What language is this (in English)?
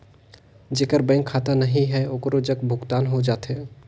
Chhattisgarhi